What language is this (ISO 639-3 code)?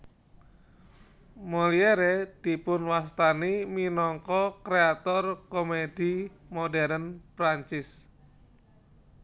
jav